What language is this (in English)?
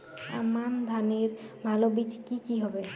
Bangla